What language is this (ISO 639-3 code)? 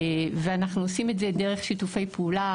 heb